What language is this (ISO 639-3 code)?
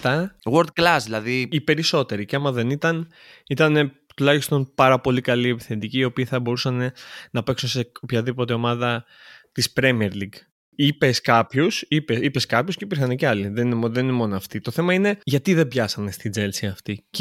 ell